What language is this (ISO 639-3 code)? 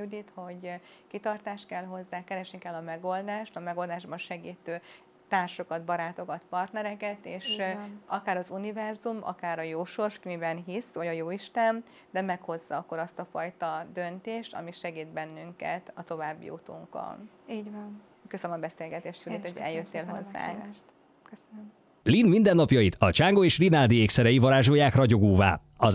hun